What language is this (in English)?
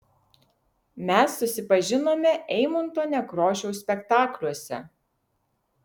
Lithuanian